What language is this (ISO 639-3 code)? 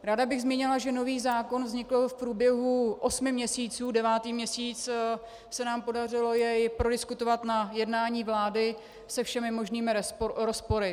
ces